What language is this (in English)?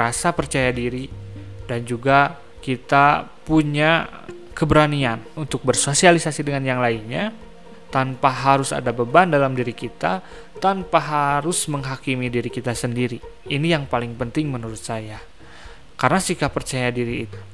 Indonesian